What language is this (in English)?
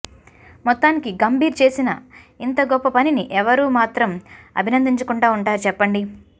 Telugu